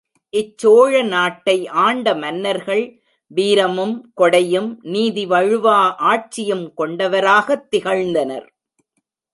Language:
Tamil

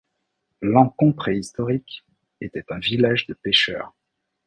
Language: French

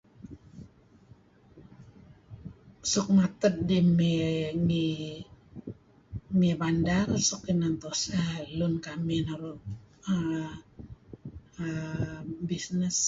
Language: Kelabit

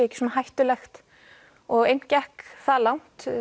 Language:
Icelandic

